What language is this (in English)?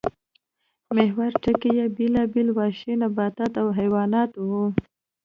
Pashto